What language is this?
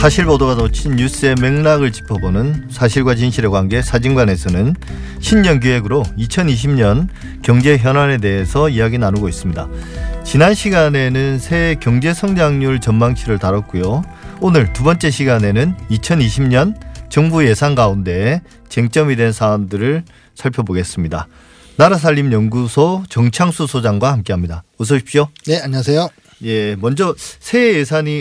Korean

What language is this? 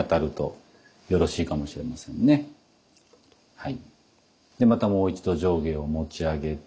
Japanese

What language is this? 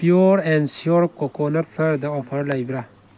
Manipuri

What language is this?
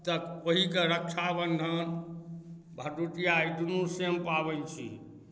Maithili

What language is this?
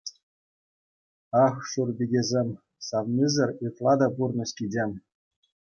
Chuvash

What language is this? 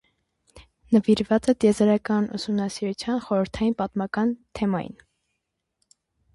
Armenian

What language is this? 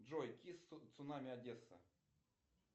Russian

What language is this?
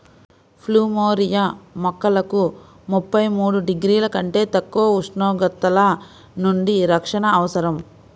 Telugu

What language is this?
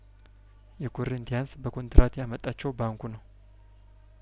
Amharic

